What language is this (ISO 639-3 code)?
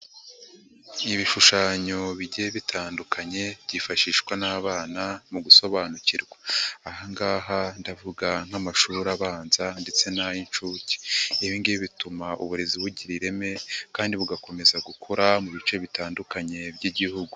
kin